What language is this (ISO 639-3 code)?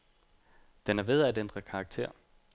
dan